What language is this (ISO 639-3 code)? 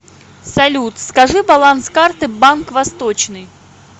rus